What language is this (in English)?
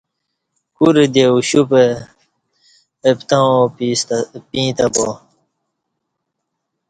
Kati